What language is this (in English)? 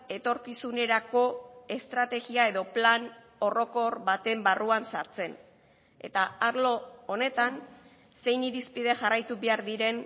Basque